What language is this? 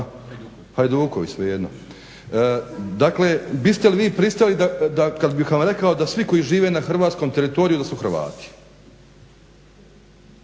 Croatian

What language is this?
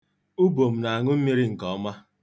Igbo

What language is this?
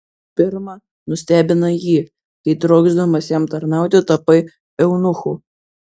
Lithuanian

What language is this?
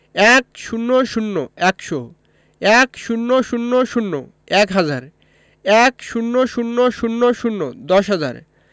Bangla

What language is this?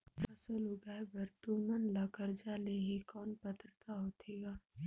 Chhattisgarhi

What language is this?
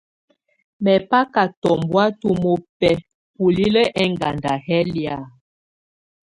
Tunen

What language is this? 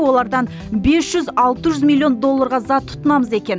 Kazakh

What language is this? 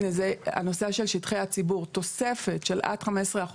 Hebrew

